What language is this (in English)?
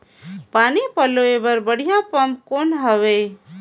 Chhattisgarhi